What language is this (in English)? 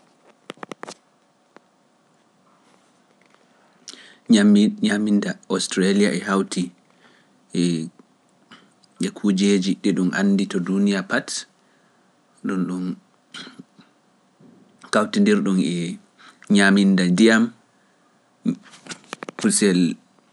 Pular